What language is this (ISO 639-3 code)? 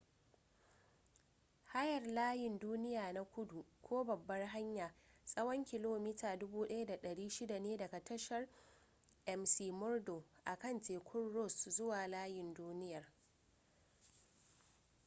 hau